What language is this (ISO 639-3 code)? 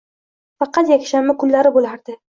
uzb